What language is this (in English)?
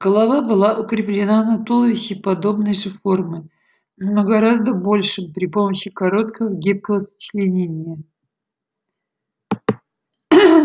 Russian